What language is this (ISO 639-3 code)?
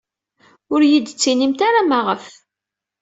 kab